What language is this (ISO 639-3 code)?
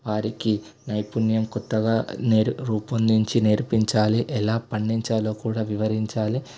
tel